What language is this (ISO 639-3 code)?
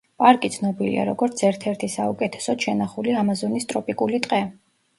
kat